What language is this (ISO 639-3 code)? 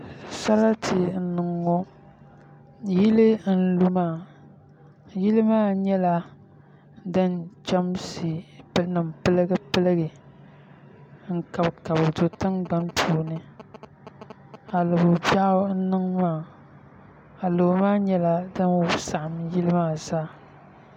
dag